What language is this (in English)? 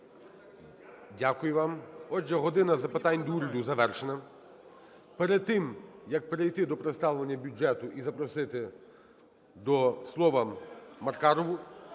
Ukrainian